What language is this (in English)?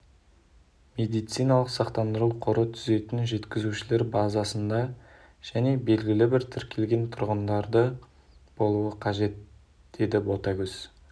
Kazakh